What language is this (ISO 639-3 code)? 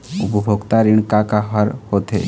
hne